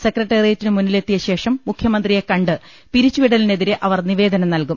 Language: Malayalam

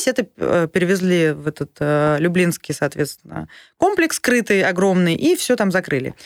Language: Russian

